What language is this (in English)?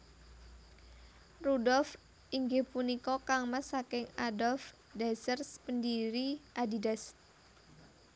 Javanese